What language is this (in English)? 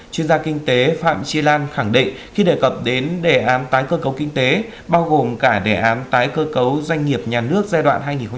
Vietnamese